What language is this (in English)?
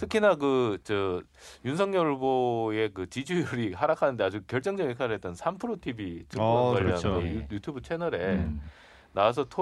Korean